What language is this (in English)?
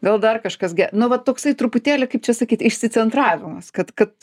Lithuanian